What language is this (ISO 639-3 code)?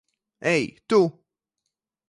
lav